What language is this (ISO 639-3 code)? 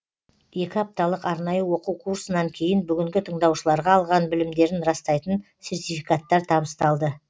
kaz